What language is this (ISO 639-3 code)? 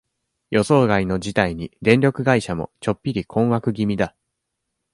jpn